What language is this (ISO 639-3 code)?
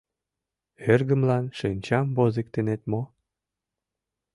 chm